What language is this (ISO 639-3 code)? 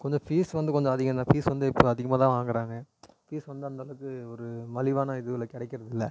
tam